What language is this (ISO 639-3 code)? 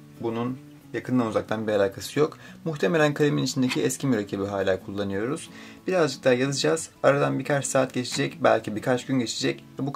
tur